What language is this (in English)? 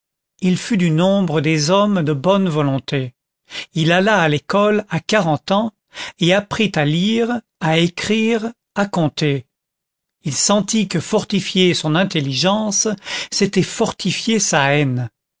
French